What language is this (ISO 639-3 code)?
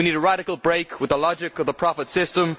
eng